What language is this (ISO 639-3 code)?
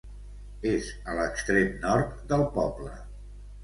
cat